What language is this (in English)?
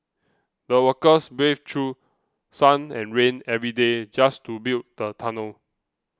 English